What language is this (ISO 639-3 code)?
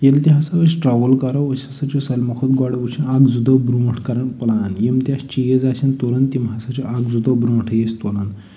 kas